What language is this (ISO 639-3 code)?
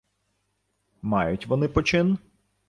ukr